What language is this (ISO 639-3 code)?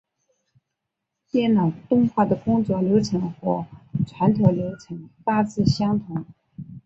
zho